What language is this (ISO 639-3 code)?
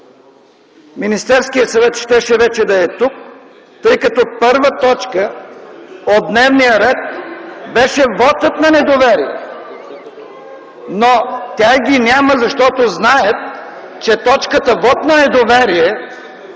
bul